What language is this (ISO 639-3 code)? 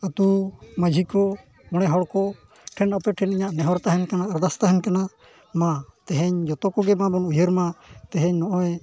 sat